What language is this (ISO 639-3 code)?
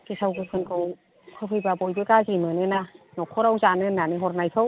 brx